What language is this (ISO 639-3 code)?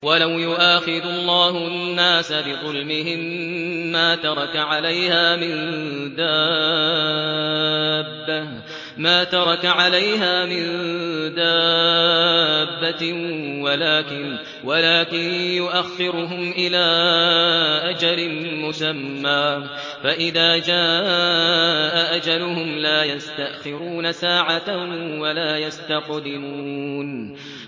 ara